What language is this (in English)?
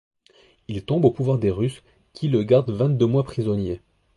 French